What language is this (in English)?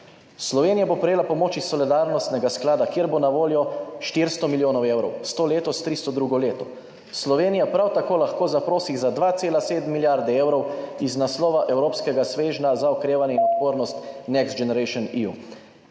Slovenian